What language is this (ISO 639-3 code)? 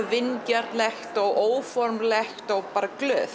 isl